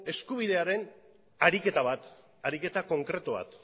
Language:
Basque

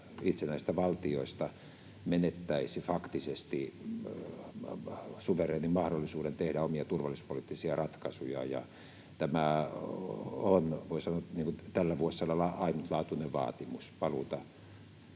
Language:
Finnish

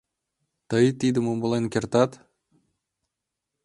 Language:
Mari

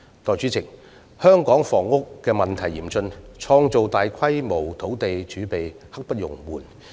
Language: Cantonese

